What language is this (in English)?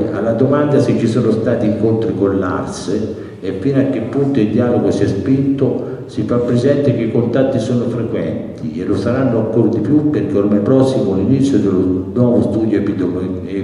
Italian